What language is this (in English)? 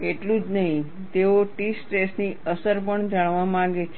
Gujarati